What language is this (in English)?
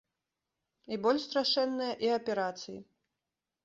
Belarusian